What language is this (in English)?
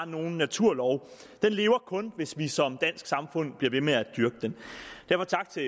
Danish